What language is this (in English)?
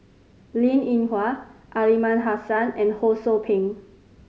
English